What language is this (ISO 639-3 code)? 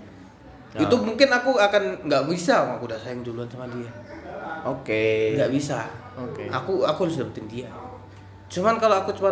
ind